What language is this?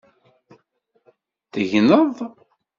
Kabyle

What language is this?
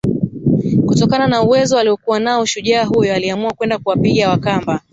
Swahili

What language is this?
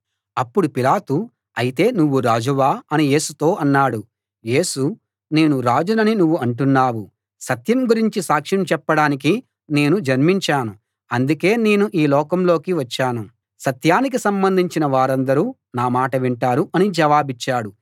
Telugu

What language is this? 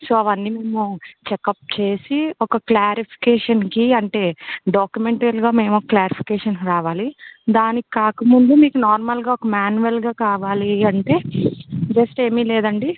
Telugu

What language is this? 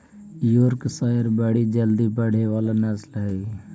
Magahi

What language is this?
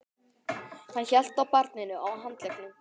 Icelandic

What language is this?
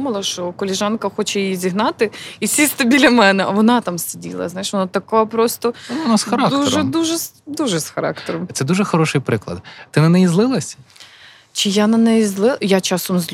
Ukrainian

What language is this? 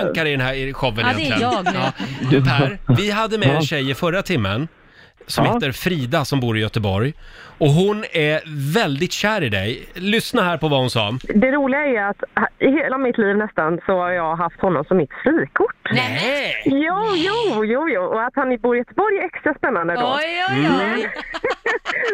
Swedish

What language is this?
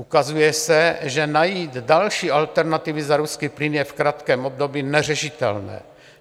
Czech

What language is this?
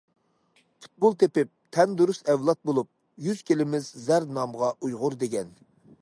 Uyghur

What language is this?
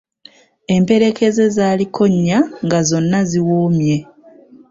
Ganda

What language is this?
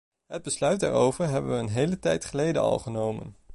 Dutch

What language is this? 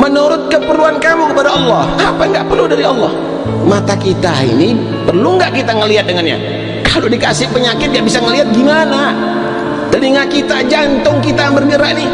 Indonesian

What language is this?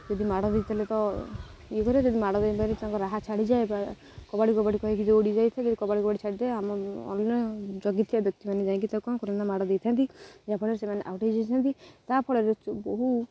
Odia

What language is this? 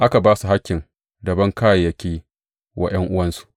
Hausa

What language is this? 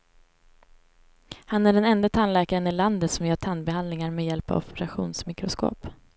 Swedish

